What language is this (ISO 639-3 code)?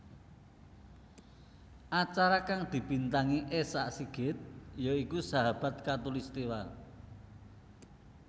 jav